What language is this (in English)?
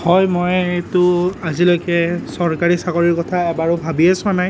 Assamese